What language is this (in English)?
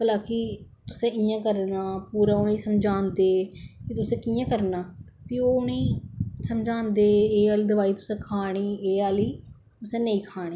Dogri